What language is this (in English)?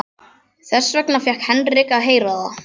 Icelandic